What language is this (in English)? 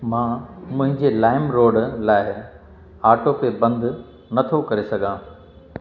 Sindhi